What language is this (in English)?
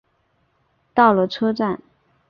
Chinese